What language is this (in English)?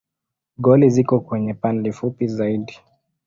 Swahili